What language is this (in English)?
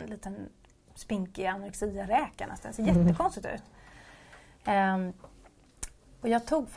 Swedish